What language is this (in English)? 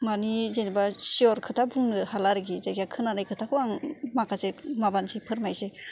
Bodo